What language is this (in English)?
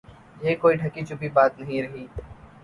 Urdu